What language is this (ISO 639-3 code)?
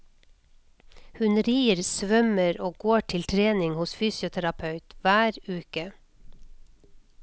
nor